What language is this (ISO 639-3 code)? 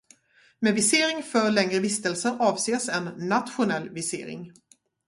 swe